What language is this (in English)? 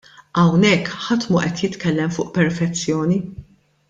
Maltese